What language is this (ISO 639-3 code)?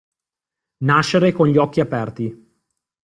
ita